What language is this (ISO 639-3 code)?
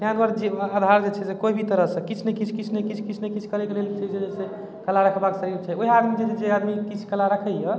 mai